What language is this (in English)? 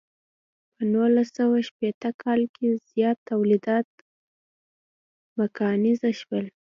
Pashto